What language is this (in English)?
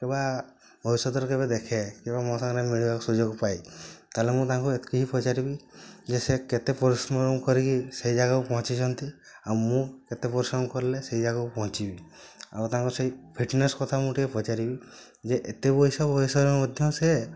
Odia